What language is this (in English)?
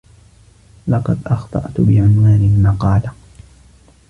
Arabic